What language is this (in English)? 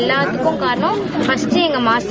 Tamil